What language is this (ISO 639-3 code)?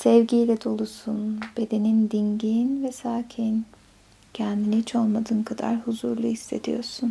tur